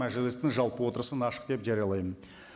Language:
Kazakh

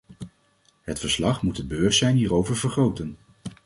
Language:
Dutch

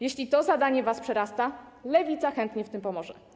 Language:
Polish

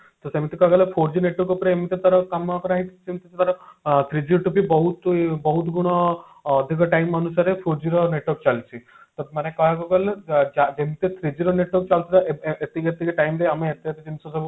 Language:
Odia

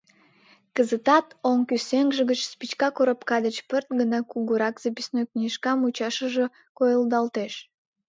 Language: Mari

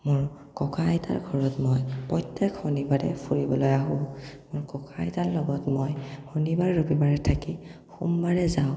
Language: Assamese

